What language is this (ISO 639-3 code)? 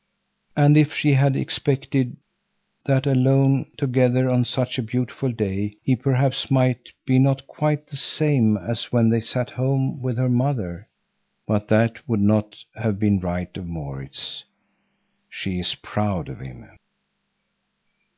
eng